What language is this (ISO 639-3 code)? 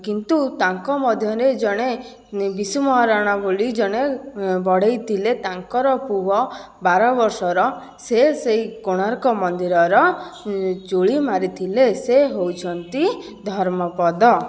ori